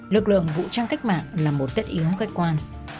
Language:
Vietnamese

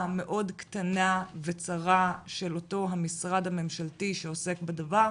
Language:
Hebrew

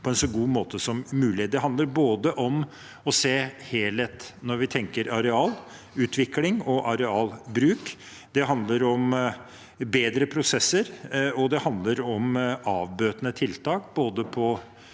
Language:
Norwegian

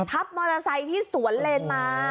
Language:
Thai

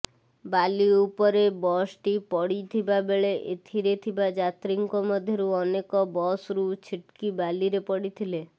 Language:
Odia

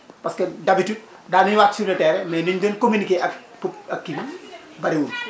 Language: Wolof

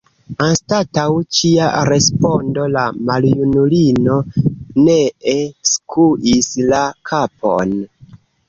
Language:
Esperanto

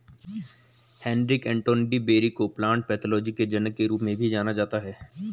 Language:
Hindi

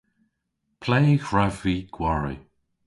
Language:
Cornish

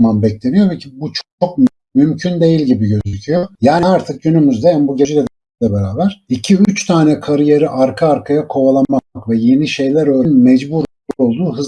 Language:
Turkish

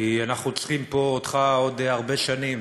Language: Hebrew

